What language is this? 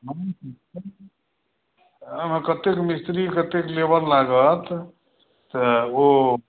Maithili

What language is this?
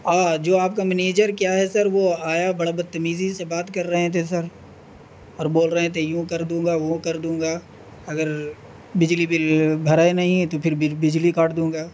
Urdu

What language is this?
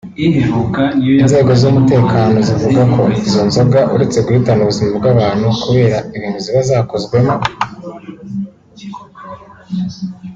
Kinyarwanda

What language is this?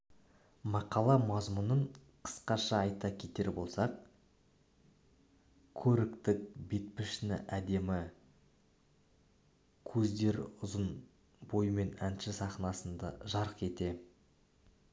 Kazakh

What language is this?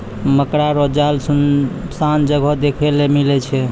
Maithili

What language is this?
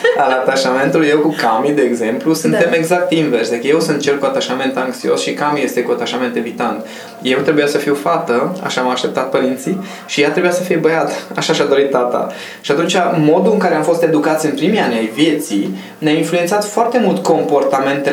Romanian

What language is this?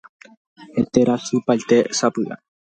Guarani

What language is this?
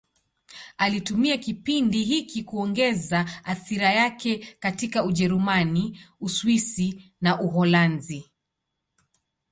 Swahili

